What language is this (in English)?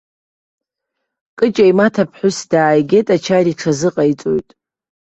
Abkhazian